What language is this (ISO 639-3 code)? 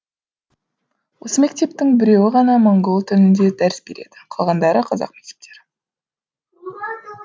kaz